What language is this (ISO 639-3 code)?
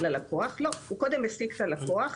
heb